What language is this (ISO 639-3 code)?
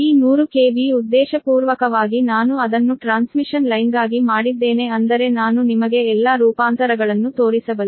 kan